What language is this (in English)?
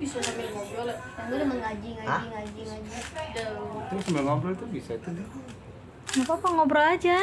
Indonesian